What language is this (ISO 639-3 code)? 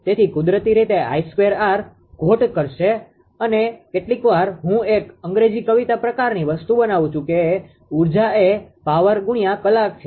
guj